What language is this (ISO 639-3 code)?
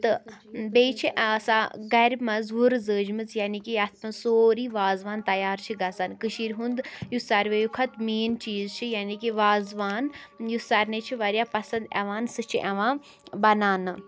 kas